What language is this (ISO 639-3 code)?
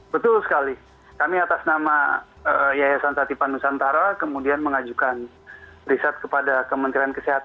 ind